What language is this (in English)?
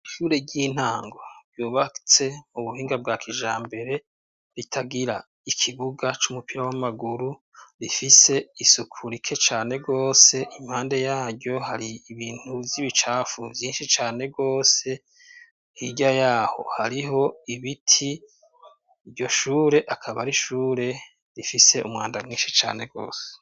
Rundi